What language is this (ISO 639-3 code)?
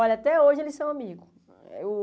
por